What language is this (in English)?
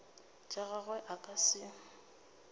Northern Sotho